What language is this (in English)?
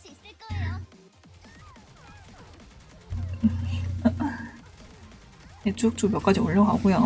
Korean